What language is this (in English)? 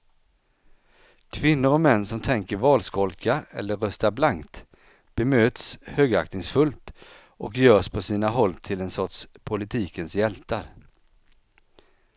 Swedish